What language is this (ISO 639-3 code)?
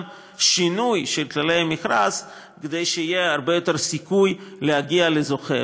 heb